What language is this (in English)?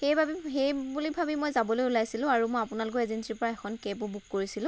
Assamese